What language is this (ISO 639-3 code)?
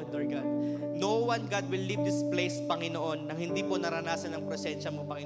fil